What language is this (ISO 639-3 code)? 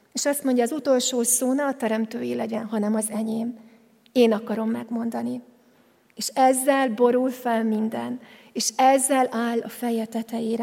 hun